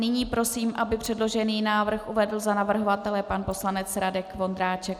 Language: Czech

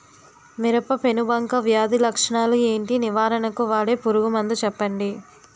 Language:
Telugu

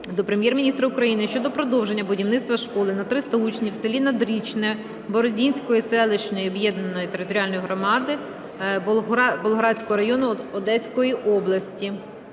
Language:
Ukrainian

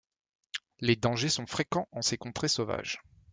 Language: French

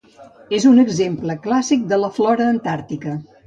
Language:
Catalan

